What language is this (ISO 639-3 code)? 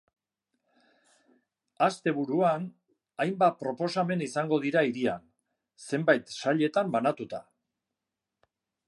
eus